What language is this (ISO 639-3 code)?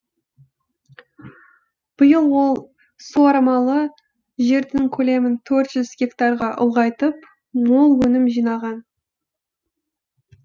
kaz